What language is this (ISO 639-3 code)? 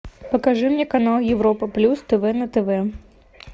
rus